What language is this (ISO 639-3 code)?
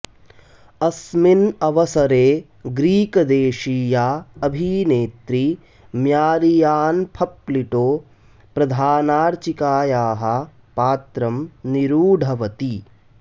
san